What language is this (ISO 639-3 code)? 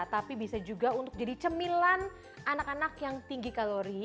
ind